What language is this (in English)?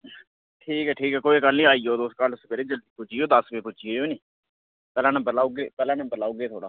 Dogri